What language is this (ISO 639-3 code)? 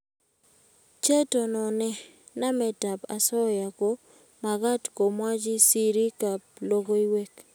kln